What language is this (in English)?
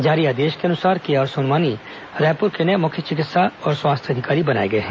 Hindi